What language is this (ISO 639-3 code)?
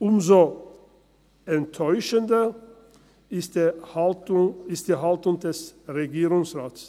gsw